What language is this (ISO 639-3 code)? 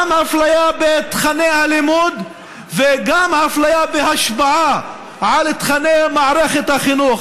heb